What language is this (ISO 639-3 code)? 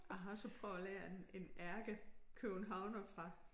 dan